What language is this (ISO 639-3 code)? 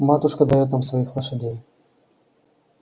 rus